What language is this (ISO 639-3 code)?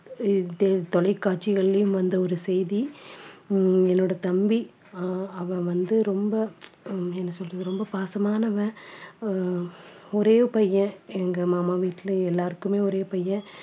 tam